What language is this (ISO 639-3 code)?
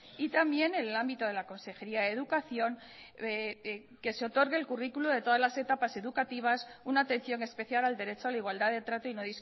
spa